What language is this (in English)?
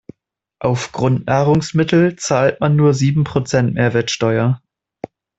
German